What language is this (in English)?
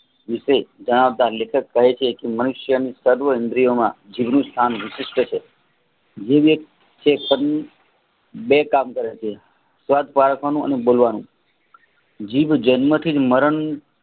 Gujarati